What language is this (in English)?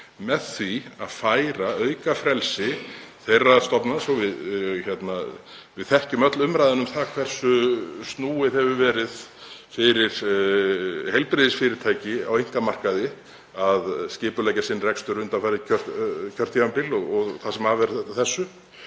Icelandic